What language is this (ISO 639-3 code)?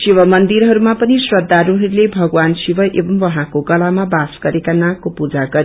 nep